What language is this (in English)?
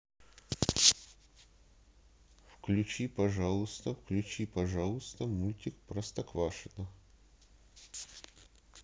Russian